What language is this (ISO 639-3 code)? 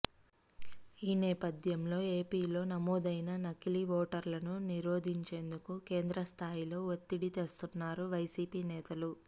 tel